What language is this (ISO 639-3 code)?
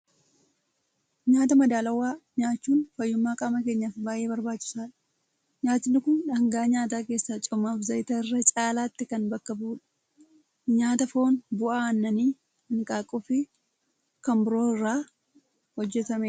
orm